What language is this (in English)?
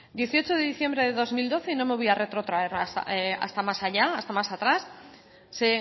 Spanish